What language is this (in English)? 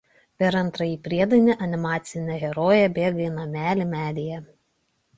Lithuanian